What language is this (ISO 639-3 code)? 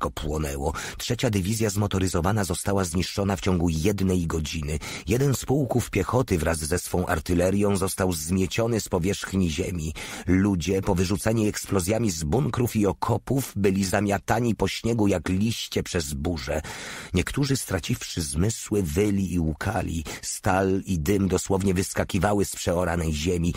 pol